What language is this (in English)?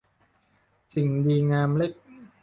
Thai